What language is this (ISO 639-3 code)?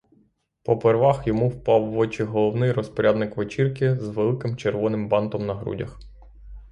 ukr